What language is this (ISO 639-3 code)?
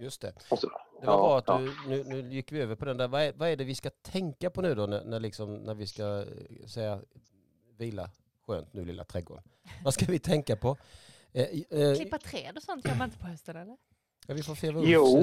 swe